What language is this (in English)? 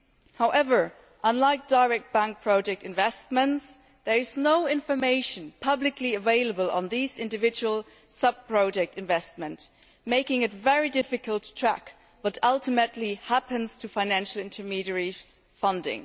English